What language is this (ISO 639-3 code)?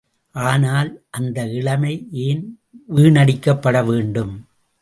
tam